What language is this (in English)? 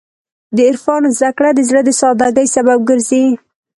Pashto